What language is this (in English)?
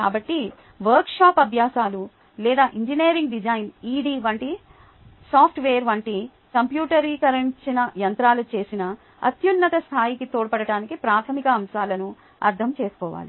Telugu